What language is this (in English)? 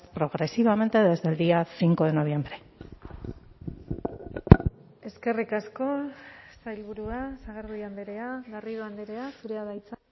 Basque